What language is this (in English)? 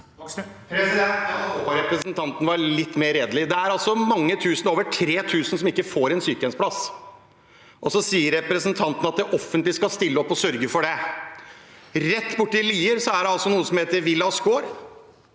Norwegian